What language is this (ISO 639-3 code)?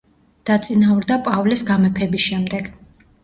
kat